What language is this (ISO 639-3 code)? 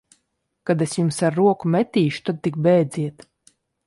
lav